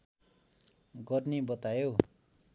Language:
Nepali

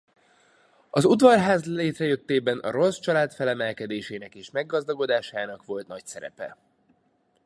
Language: Hungarian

